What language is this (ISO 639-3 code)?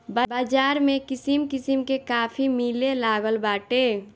bho